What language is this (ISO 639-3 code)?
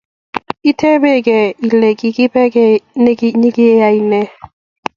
kln